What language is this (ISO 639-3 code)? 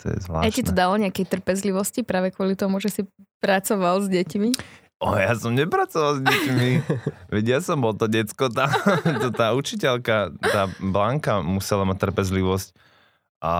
slk